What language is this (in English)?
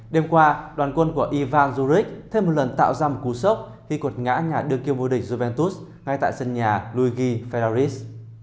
Vietnamese